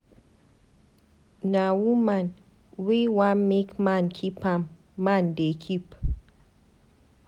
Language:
Nigerian Pidgin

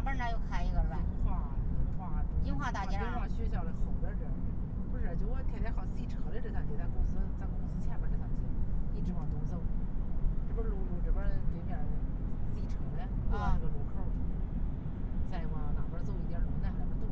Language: Chinese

